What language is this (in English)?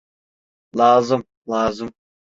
Turkish